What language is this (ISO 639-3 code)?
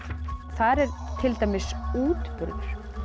isl